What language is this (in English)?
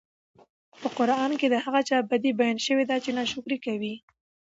Pashto